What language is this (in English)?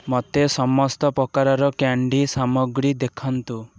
Odia